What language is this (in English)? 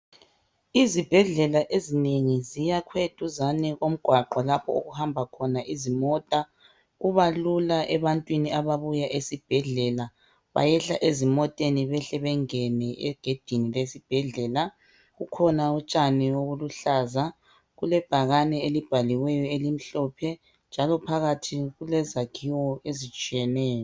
North Ndebele